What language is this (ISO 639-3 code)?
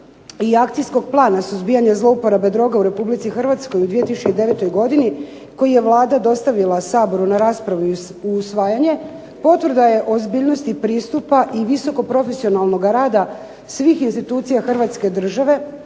hrv